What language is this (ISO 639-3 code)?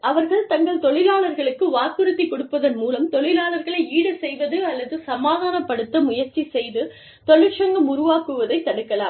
tam